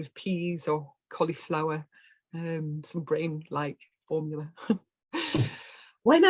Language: English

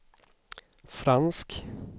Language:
Swedish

